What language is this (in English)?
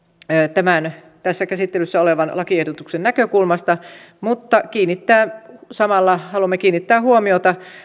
Finnish